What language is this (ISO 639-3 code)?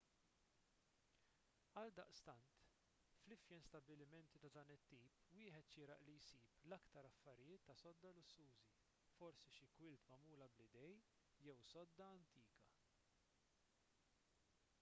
mlt